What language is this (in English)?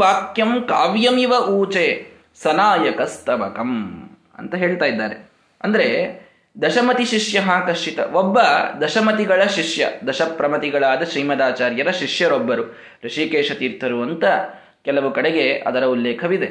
Kannada